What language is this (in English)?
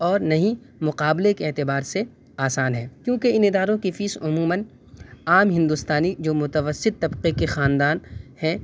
Urdu